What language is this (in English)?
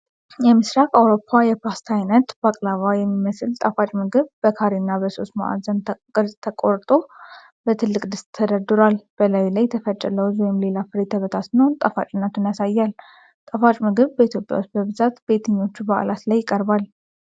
Amharic